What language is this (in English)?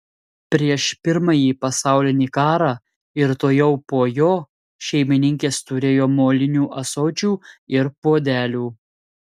Lithuanian